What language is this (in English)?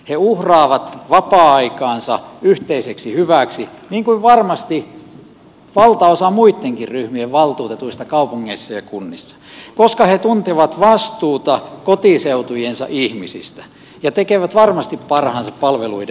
Finnish